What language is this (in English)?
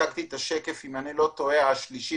Hebrew